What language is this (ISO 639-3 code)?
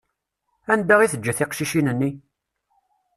kab